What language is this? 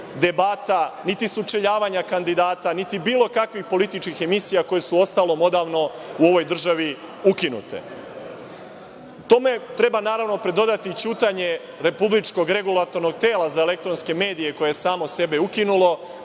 Serbian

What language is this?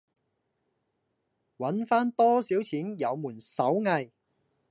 Cantonese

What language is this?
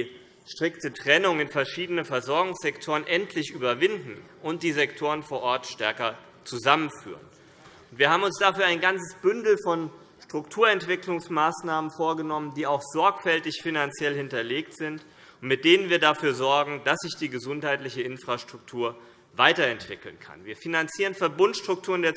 German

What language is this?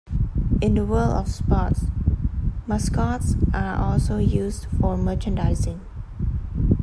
English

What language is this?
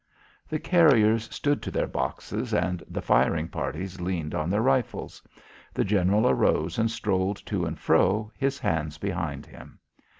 English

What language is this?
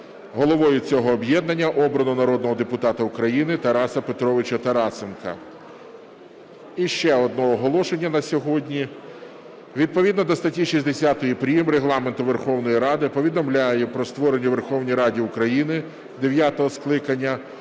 Ukrainian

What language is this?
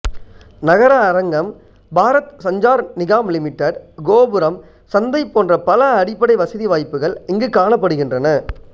Tamil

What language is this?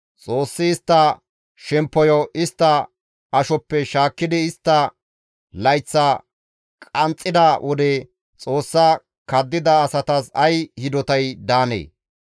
Gamo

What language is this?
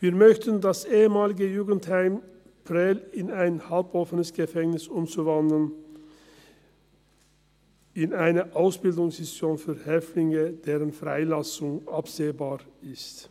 Swiss German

